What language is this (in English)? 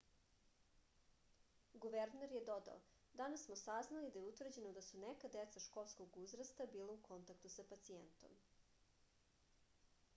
Serbian